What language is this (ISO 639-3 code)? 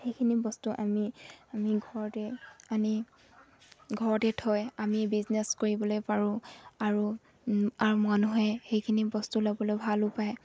asm